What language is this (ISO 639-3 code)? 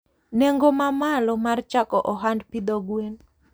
luo